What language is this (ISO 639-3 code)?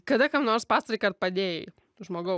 lit